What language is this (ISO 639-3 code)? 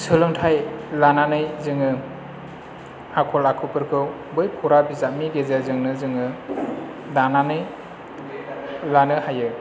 brx